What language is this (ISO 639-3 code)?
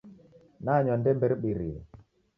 dav